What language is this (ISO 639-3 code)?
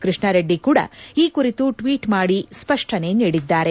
kan